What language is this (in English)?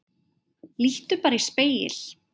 Icelandic